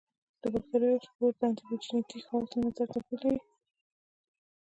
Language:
Pashto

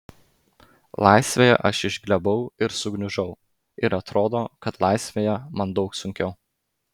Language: Lithuanian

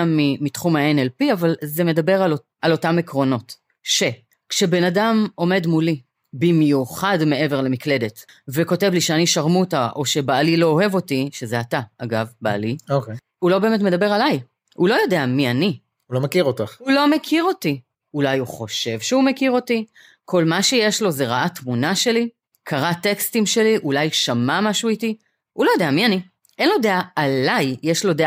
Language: Hebrew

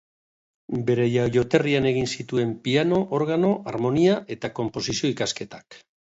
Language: Basque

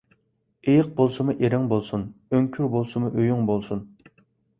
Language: Uyghur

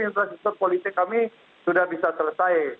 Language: Indonesian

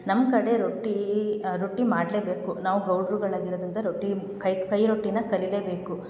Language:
Kannada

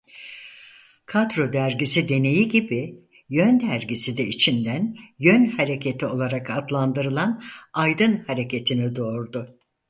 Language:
Turkish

